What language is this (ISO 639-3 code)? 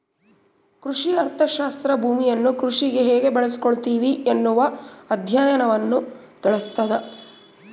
kan